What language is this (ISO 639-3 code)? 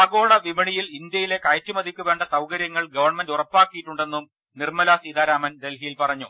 mal